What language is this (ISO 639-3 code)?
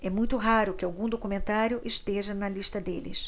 por